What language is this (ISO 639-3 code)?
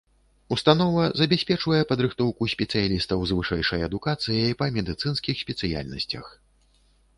bel